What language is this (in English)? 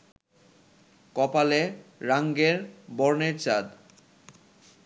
Bangla